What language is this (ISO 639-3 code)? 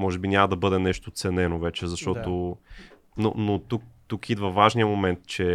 bul